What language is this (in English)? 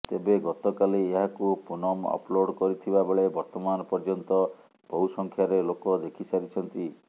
Odia